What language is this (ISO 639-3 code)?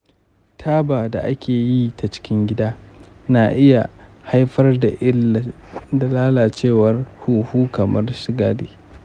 hau